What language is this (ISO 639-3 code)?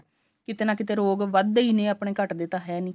pan